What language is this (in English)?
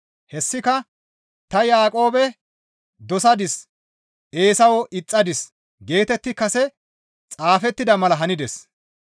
Gamo